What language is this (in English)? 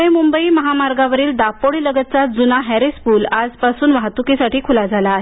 Marathi